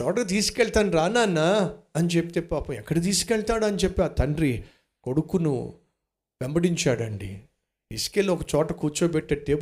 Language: Telugu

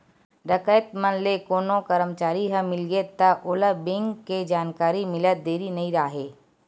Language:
Chhattisgarhi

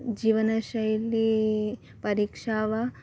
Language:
Sanskrit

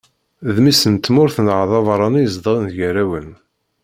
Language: Kabyle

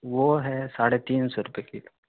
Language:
Urdu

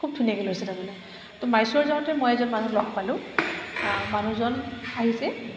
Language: Assamese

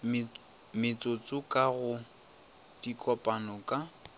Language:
Northern Sotho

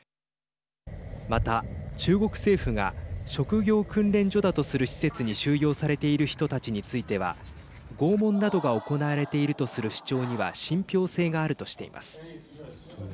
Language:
Japanese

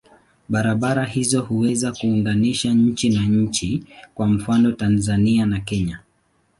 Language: Swahili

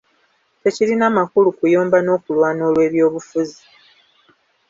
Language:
Ganda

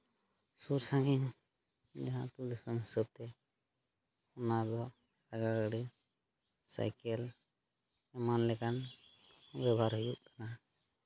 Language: Santali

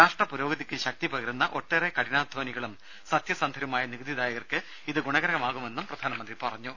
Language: Malayalam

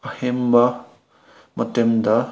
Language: Manipuri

